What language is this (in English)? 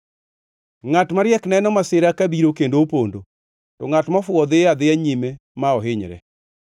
Luo (Kenya and Tanzania)